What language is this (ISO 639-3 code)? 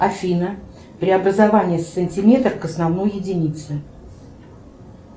rus